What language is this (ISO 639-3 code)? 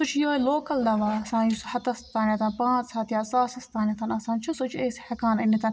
kas